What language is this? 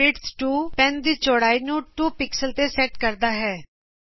Punjabi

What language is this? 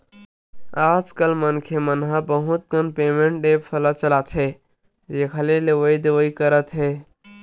Chhattisgarhi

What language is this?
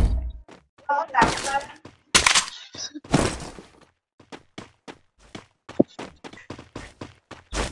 Vietnamese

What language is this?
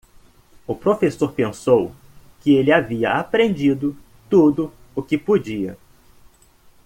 Portuguese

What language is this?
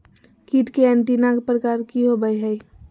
Magahi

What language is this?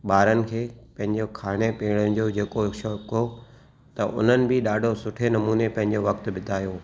Sindhi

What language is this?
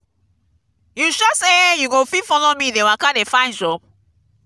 Nigerian Pidgin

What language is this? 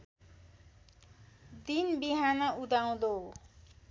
Nepali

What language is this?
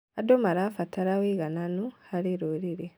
Kikuyu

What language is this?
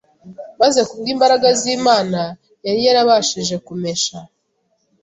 Kinyarwanda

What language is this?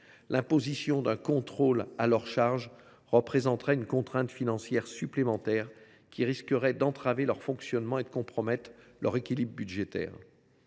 French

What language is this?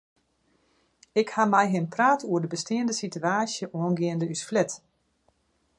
Western Frisian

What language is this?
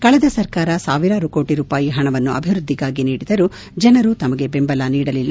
Kannada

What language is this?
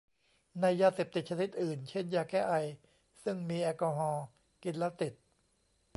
Thai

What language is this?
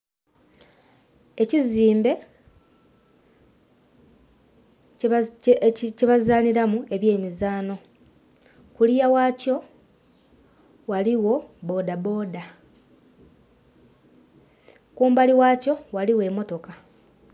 Soga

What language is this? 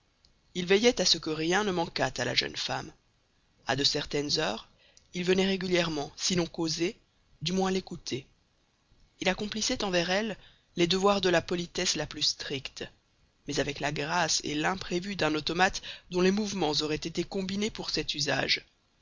French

